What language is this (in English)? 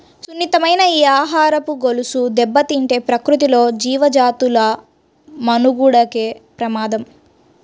Telugu